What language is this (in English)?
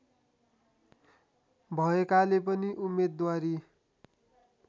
Nepali